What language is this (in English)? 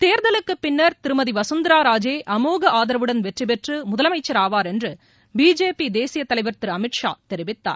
Tamil